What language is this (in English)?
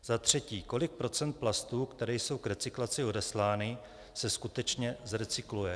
Czech